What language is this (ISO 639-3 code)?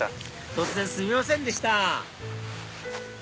jpn